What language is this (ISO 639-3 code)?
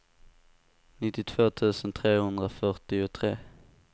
swe